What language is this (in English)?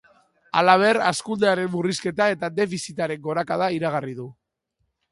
Basque